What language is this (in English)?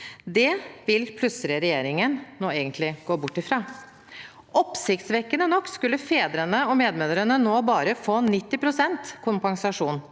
Norwegian